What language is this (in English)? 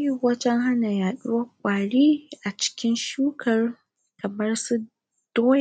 Hausa